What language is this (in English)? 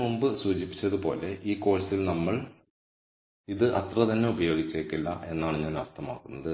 Malayalam